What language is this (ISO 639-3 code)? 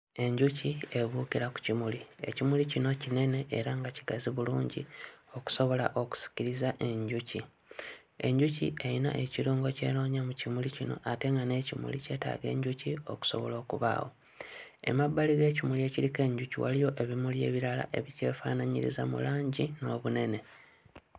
lug